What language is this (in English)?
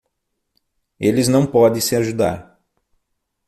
Portuguese